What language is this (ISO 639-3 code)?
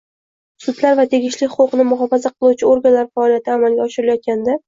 uzb